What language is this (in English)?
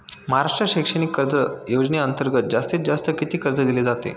Marathi